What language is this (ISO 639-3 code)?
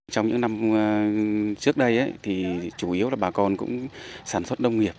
vie